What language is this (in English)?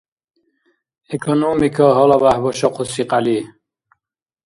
Dargwa